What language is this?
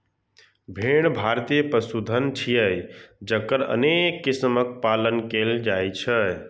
Maithili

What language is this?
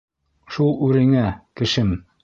Bashkir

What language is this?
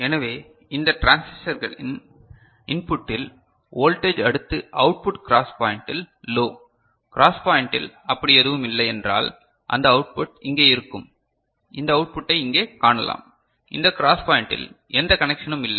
Tamil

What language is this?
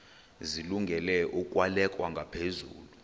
Xhosa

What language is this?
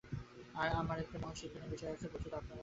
Bangla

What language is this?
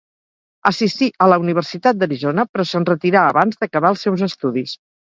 Catalan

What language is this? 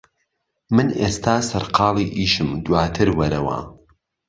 Central Kurdish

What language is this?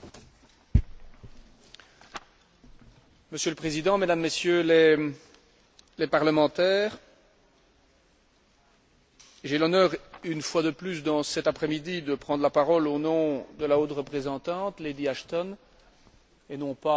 French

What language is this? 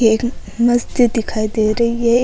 Rajasthani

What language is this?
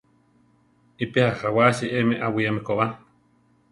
Central Tarahumara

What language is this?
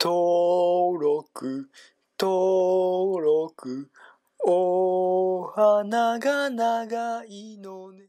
Japanese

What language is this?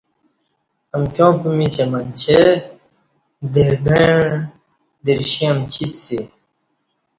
Kati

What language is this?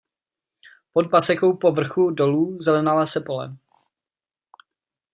Czech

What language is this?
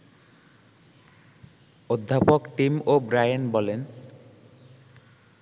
Bangla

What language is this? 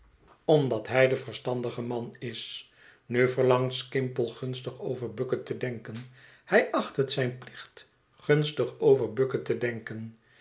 Dutch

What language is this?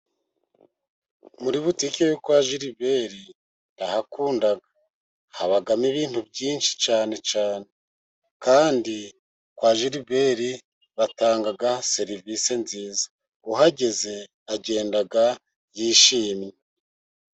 Kinyarwanda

